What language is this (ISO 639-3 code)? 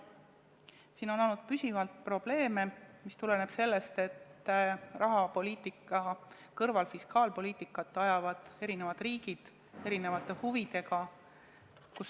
est